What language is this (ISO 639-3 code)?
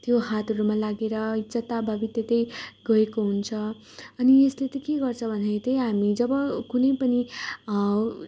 nep